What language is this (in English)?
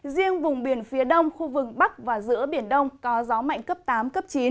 Vietnamese